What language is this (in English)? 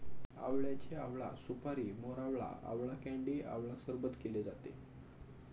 Marathi